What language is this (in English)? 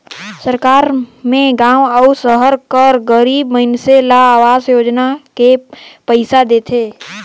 Chhattisgarhi